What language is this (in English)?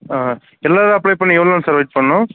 Tamil